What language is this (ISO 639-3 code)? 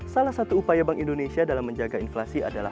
ind